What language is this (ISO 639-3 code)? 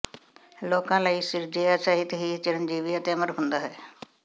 pan